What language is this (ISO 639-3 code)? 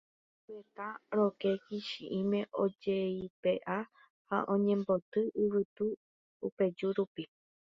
grn